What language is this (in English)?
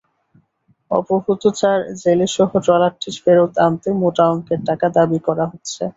Bangla